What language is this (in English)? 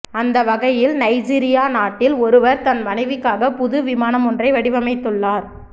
Tamil